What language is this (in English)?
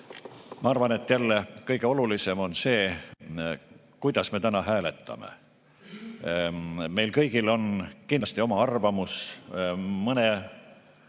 Estonian